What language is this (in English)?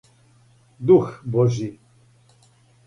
Serbian